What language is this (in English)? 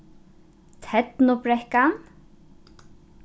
Faroese